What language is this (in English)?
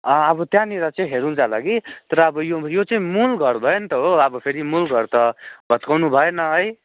Nepali